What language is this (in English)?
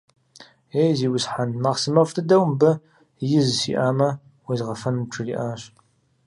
Kabardian